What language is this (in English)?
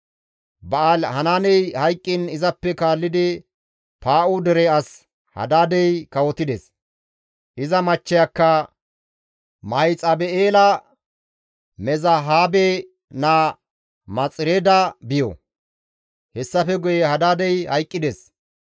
Gamo